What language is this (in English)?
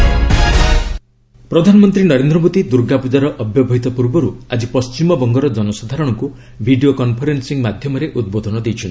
Odia